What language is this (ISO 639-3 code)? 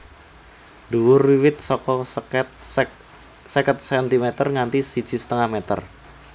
jav